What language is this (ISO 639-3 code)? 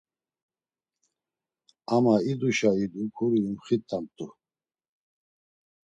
lzz